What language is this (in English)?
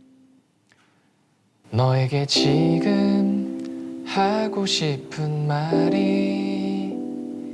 Korean